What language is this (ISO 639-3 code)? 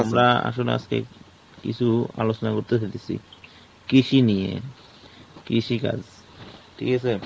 ben